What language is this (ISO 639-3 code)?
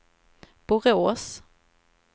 swe